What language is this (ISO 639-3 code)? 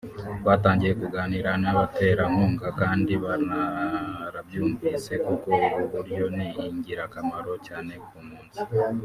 kin